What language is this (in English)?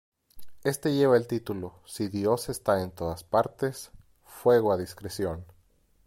Spanish